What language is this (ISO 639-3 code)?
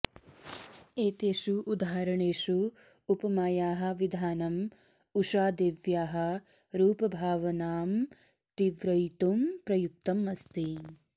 san